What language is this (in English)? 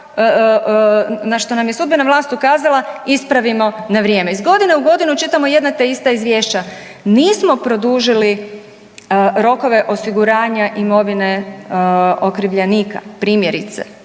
Croatian